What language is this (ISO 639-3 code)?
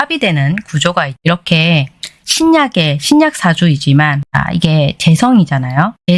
kor